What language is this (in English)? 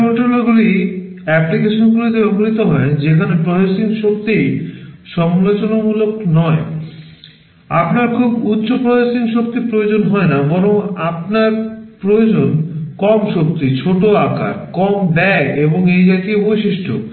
Bangla